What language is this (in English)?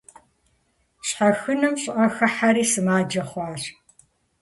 Kabardian